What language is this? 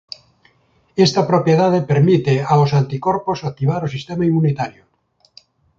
Galician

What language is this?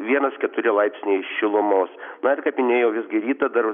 Lithuanian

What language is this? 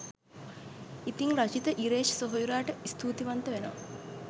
Sinhala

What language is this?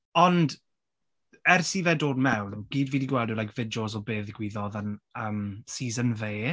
Welsh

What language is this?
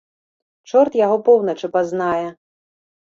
Belarusian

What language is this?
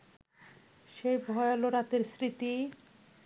Bangla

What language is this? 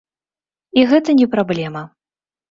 Belarusian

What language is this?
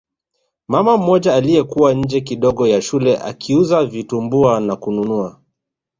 Swahili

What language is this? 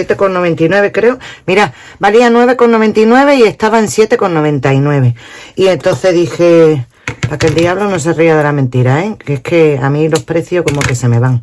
Spanish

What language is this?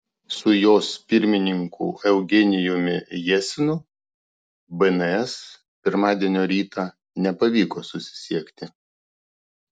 Lithuanian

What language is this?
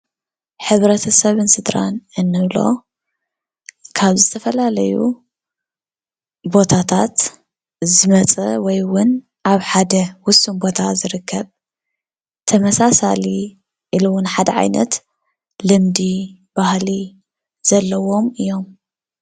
Tigrinya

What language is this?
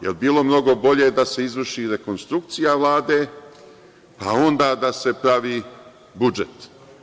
Serbian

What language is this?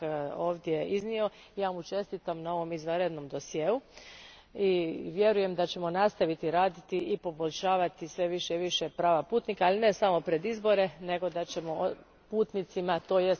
Croatian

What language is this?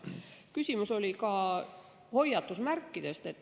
Estonian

